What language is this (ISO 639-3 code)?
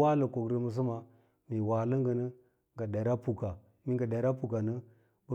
lla